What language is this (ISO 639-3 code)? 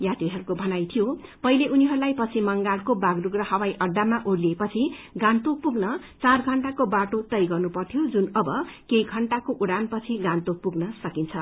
nep